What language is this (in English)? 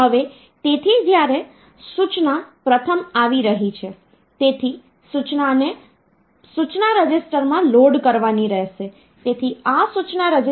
Gujarati